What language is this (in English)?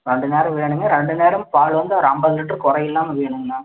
Tamil